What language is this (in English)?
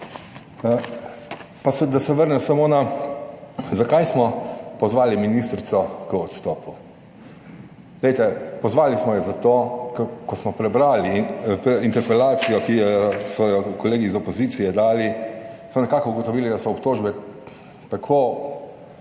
Slovenian